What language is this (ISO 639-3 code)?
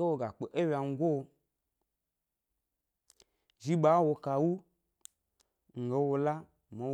gby